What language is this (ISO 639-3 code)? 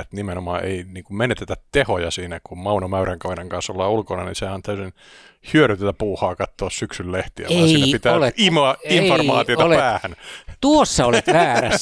fin